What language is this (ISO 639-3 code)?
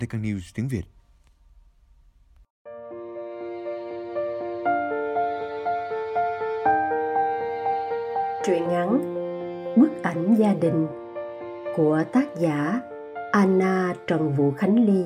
vie